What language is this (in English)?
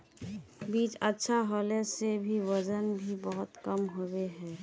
Magahi